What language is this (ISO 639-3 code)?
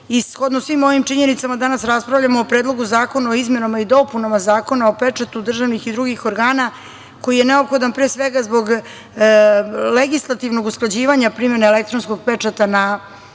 srp